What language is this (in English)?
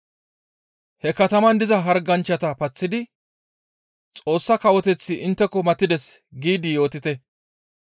Gamo